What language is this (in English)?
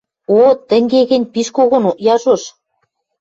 Western Mari